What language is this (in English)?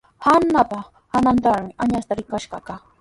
Sihuas Ancash Quechua